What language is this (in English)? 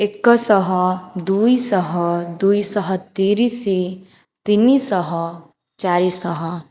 Odia